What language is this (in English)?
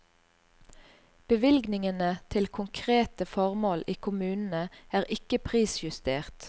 Norwegian